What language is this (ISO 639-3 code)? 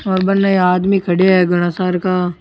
raj